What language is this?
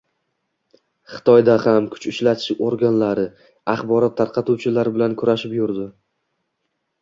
Uzbek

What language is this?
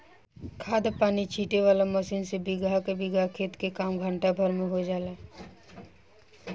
Bhojpuri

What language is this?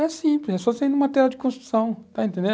Portuguese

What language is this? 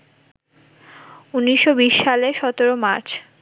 Bangla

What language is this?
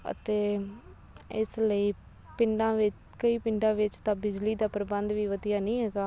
Punjabi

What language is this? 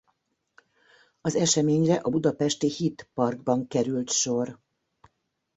Hungarian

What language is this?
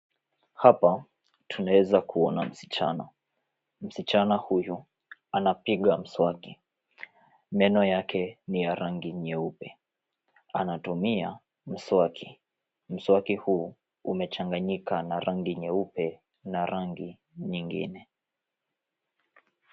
Swahili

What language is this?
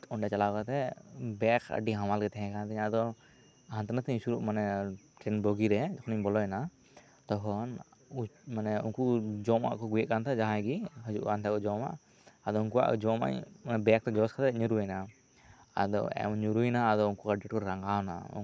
Santali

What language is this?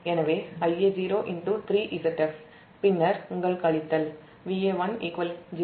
Tamil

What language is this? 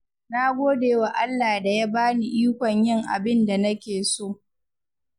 Hausa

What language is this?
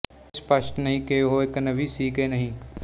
Punjabi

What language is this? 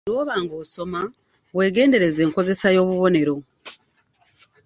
Ganda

